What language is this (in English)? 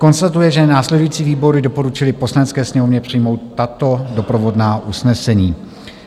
Czech